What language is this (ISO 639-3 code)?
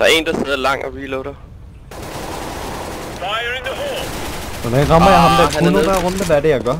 dan